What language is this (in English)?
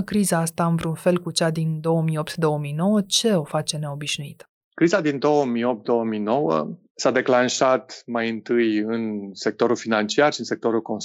Romanian